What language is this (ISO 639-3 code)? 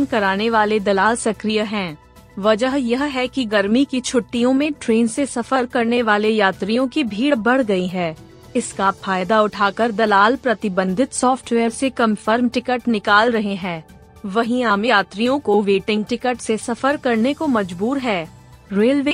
hin